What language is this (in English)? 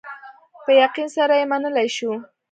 Pashto